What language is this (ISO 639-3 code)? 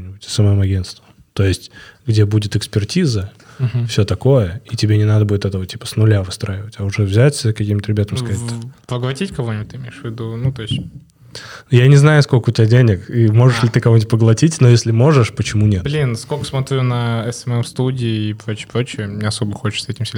rus